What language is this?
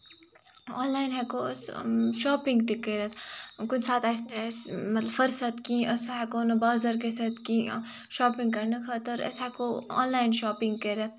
Kashmiri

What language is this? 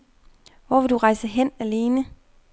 Danish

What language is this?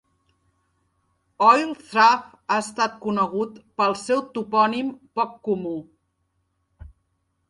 Catalan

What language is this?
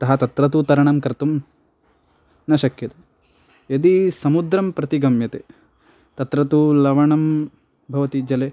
Sanskrit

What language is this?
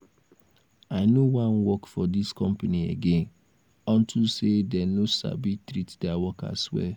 Nigerian Pidgin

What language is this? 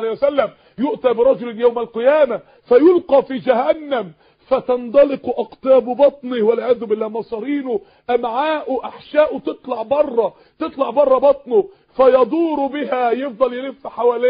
Arabic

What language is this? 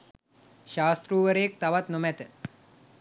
Sinhala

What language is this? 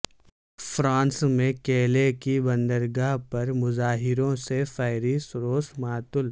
Urdu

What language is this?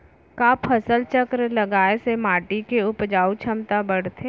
Chhattisgarhi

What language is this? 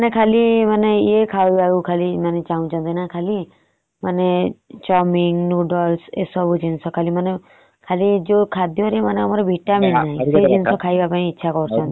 Odia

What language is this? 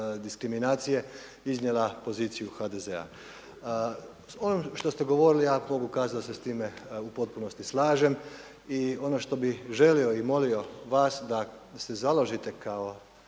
Croatian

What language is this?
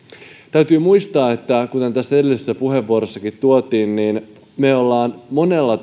Finnish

